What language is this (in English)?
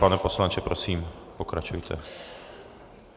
Czech